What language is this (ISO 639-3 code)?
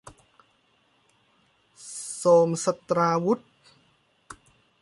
tha